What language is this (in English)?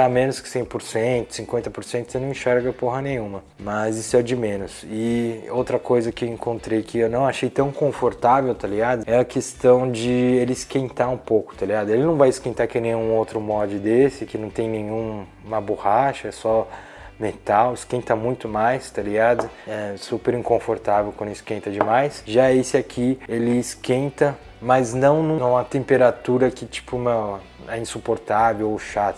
Portuguese